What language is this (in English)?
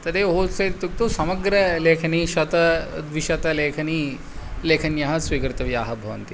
Sanskrit